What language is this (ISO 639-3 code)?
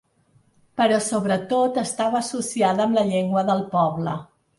cat